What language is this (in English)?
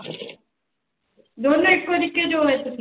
Punjabi